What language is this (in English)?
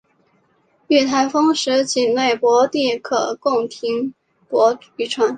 Chinese